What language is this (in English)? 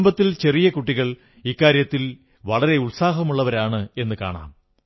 Malayalam